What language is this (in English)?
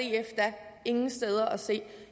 Danish